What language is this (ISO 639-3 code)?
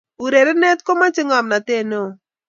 kln